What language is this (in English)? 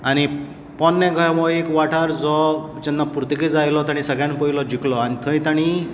Konkani